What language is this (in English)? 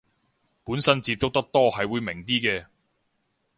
Cantonese